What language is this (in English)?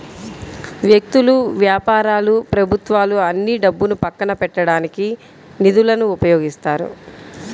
Telugu